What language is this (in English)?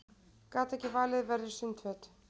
Icelandic